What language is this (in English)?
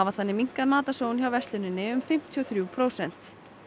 Icelandic